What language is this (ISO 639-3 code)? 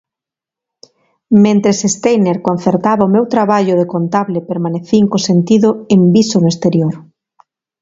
glg